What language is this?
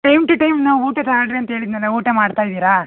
Kannada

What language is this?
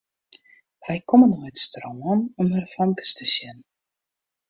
Western Frisian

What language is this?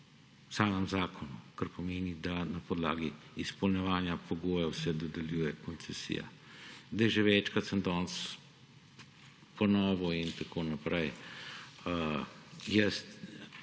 Slovenian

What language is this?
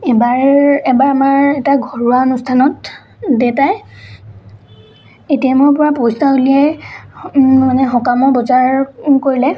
Assamese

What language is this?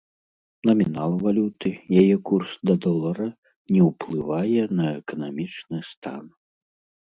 Belarusian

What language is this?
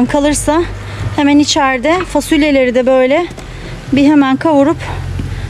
Turkish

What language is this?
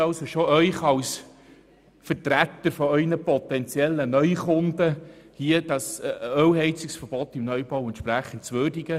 Swiss German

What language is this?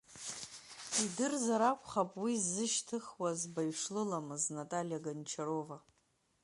Abkhazian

